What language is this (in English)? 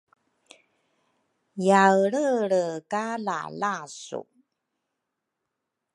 Rukai